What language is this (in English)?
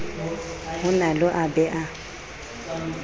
Southern Sotho